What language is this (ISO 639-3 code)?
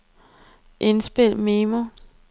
dan